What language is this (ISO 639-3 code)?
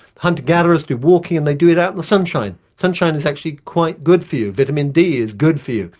eng